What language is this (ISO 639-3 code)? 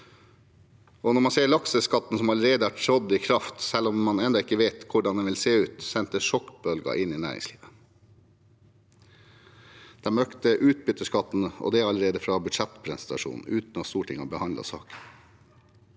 nor